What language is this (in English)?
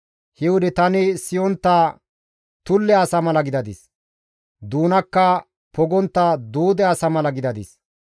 Gamo